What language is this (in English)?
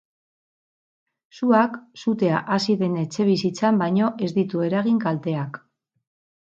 Basque